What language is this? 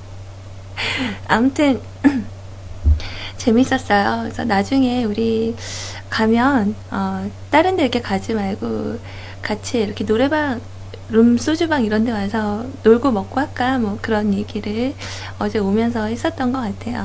Korean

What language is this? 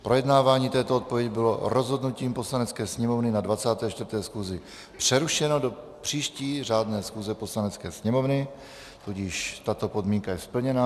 Czech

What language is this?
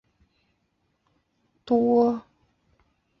Chinese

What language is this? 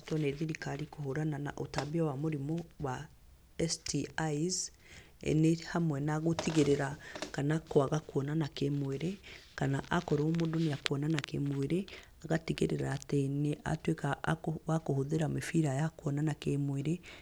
Kikuyu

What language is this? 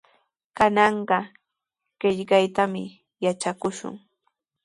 Sihuas Ancash Quechua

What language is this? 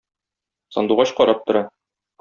Tatar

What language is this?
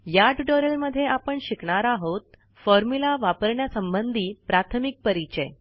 Marathi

